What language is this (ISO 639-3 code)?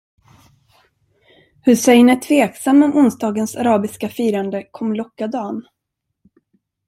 swe